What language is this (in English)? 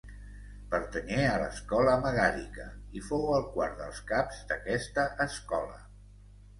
Catalan